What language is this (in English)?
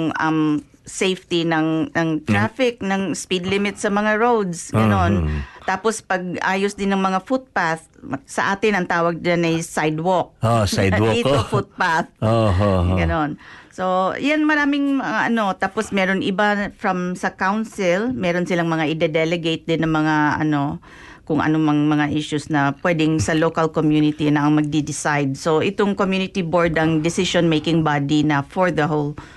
Filipino